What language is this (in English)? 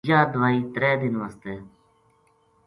Gujari